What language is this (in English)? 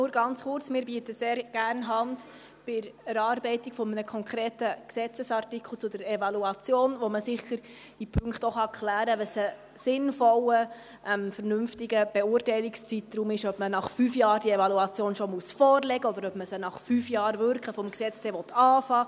Swiss German